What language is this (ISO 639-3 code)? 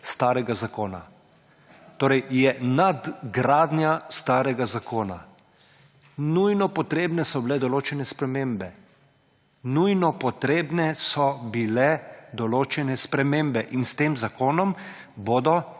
slv